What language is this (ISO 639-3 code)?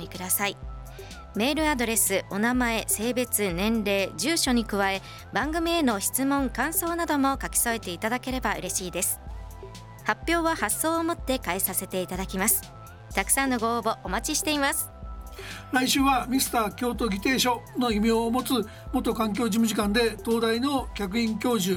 jpn